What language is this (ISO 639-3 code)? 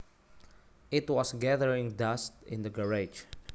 jav